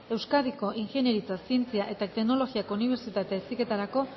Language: Basque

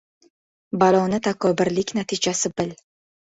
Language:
Uzbek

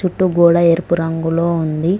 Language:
Telugu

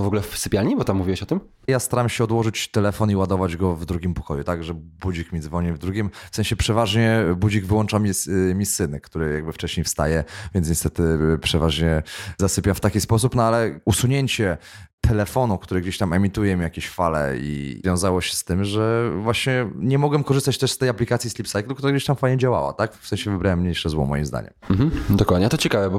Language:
Polish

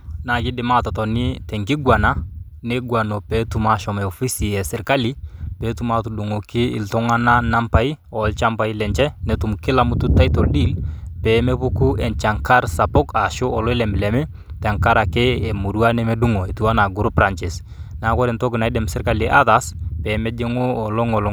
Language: Masai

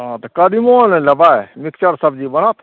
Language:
Maithili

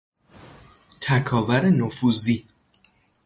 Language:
Persian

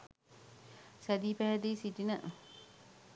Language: Sinhala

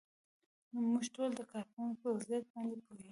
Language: Pashto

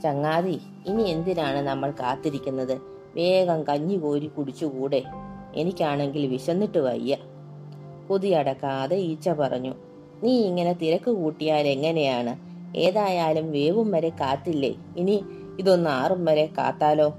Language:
Malayalam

